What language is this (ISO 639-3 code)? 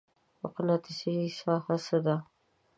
pus